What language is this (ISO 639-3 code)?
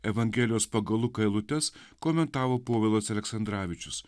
lit